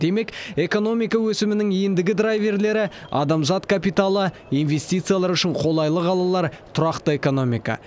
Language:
Kazakh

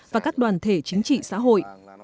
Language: Vietnamese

